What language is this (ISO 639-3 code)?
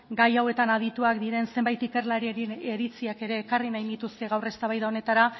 eus